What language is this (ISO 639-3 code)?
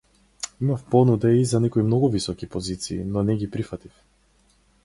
mkd